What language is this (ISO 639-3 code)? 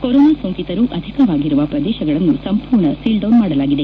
kan